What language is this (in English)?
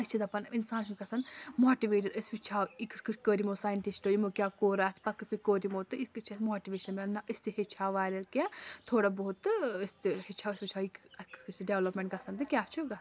Kashmiri